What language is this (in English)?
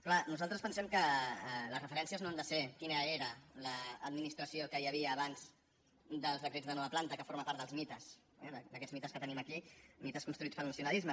Catalan